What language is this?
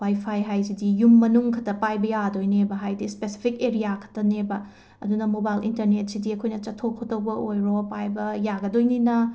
Manipuri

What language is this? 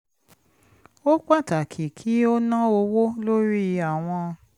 Yoruba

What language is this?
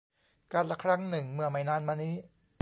Thai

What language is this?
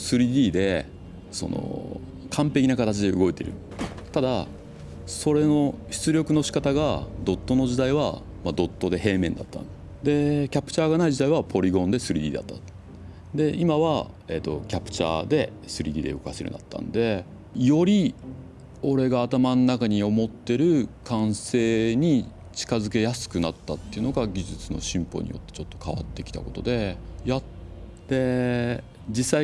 Japanese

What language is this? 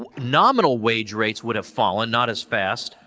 English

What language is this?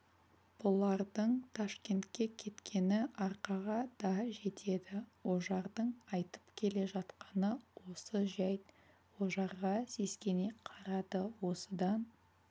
Kazakh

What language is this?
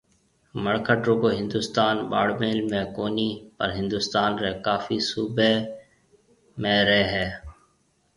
Marwari (Pakistan)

